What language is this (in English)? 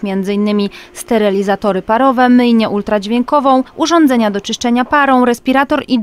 Polish